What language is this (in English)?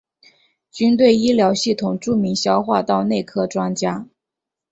Chinese